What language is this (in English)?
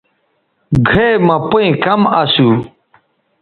Bateri